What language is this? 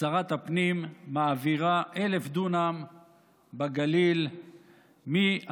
Hebrew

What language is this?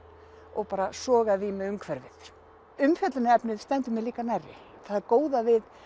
Icelandic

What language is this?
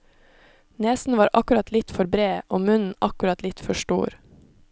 Norwegian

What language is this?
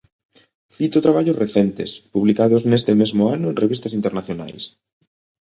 Galician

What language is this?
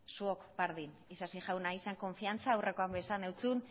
Basque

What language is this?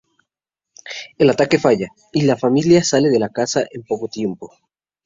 Spanish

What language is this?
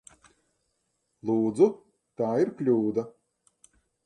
Latvian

